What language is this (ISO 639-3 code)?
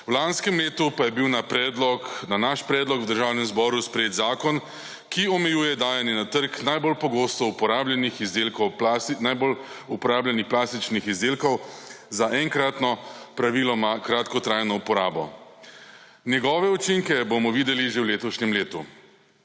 slv